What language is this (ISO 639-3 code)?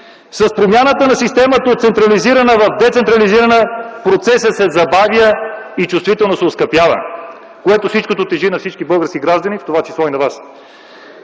bul